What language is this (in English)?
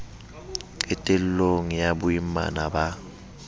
Southern Sotho